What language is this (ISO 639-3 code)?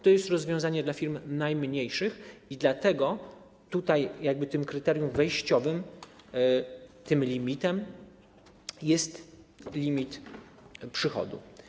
pol